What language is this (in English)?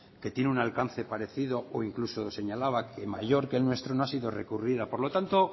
Spanish